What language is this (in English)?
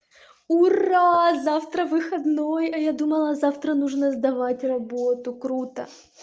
Russian